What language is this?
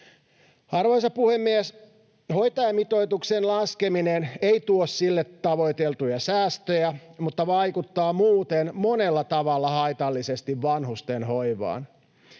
Finnish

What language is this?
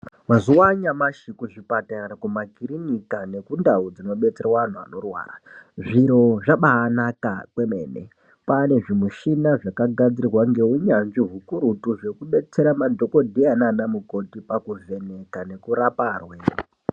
Ndau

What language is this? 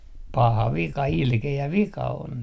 Finnish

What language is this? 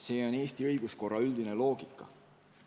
Estonian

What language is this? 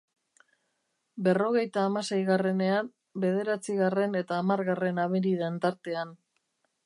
Basque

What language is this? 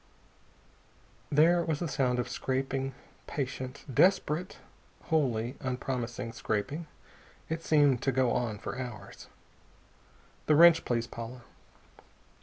English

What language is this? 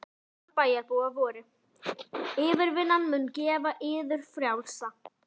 Icelandic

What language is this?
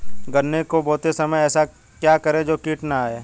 Hindi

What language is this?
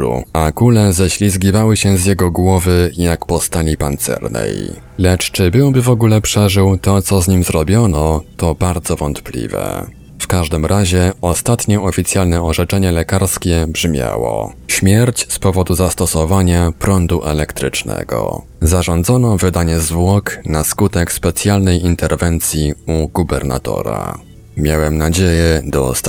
Polish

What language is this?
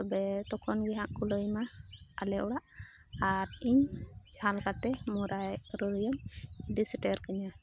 Santali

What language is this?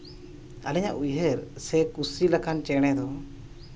Santali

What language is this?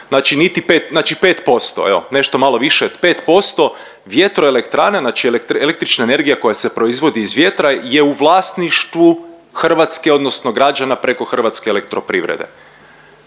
Croatian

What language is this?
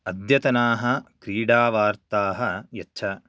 Sanskrit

